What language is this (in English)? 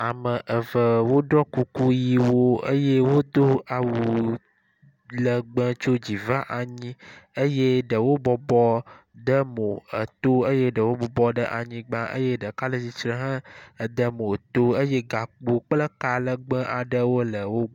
Ewe